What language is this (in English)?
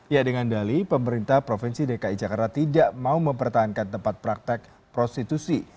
Indonesian